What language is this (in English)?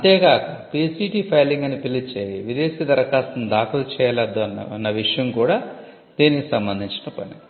Telugu